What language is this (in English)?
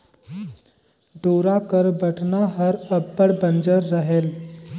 Chhattisgarhi